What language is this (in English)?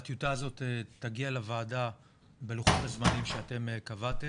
Hebrew